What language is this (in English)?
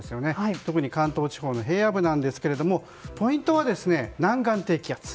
Japanese